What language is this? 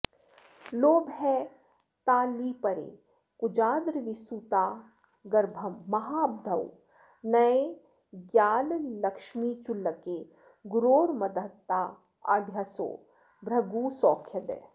Sanskrit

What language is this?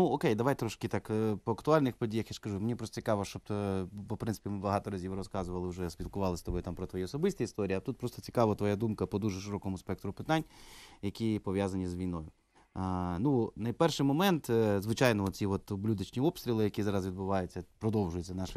Ukrainian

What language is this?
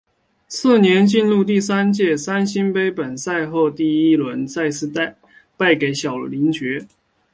Chinese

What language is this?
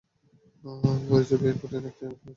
Bangla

